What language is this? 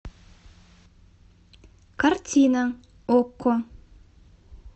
Russian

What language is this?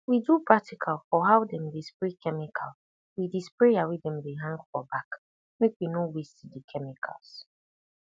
Nigerian Pidgin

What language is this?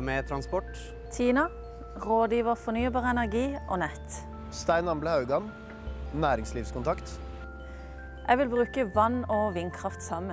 Norwegian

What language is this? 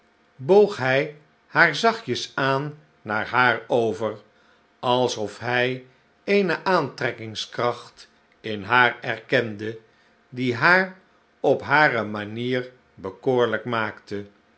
Dutch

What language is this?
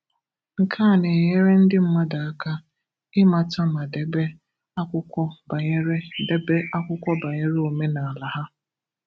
Igbo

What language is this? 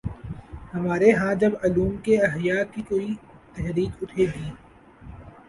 Urdu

